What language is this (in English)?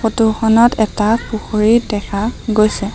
Assamese